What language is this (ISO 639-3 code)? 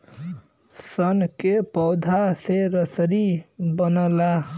bho